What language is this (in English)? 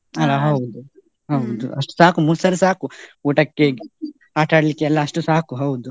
Kannada